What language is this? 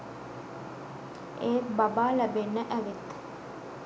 Sinhala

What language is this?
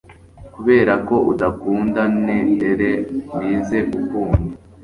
Kinyarwanda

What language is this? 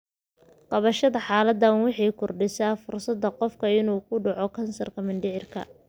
Somali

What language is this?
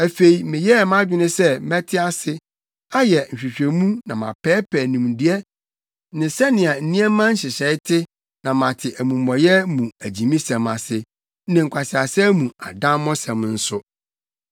Akan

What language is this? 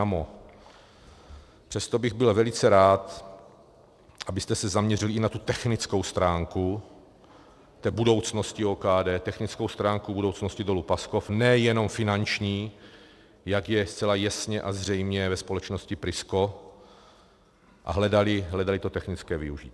Czech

